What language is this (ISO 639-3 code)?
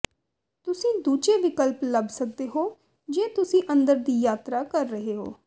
pan